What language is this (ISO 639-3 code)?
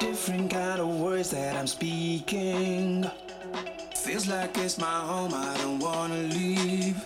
ell